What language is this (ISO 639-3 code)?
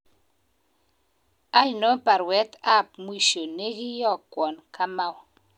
kln